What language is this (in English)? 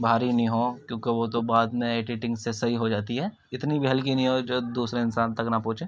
Urdu